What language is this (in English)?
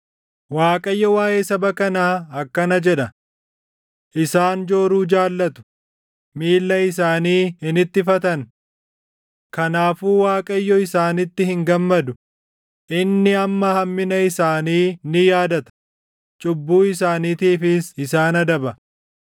Oromo